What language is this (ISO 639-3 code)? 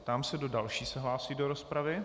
ces